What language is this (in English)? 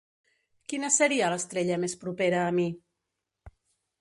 Catalan